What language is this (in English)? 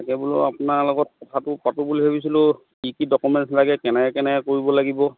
Assamese